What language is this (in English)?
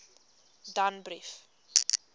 Afrikaans